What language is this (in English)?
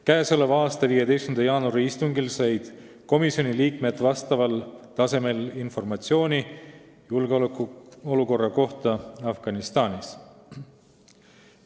Estonian